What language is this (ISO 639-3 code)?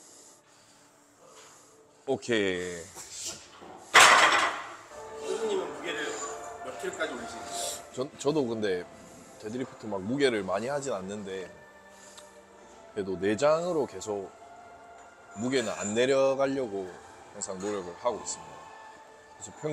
kor